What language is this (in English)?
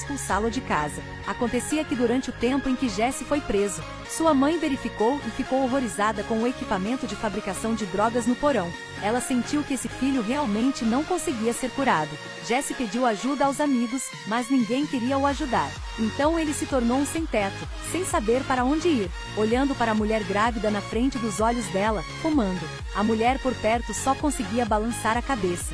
Portuguese